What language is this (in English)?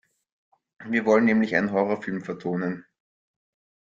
German